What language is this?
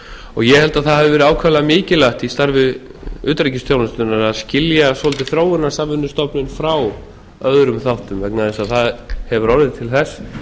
Icelandic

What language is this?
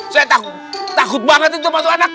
Indonesian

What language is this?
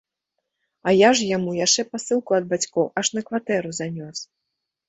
Belarusian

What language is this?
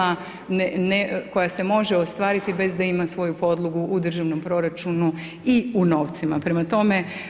Croatian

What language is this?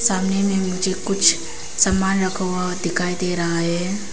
Hindi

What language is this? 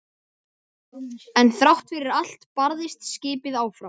Icelandic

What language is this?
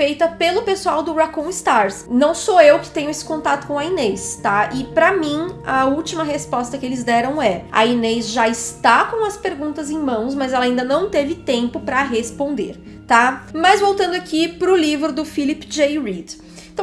Portuguese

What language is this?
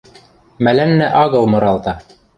Western Mari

